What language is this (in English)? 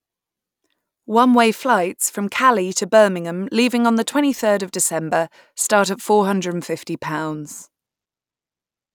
English